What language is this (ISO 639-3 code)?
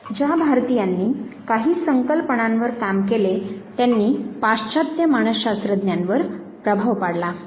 mar